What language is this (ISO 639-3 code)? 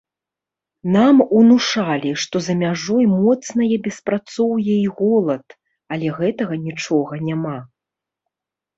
bel